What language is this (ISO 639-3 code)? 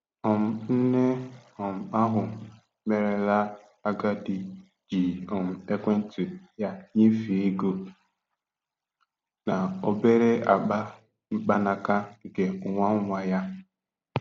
ibo